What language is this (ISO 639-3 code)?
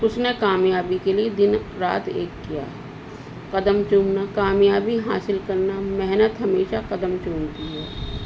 urd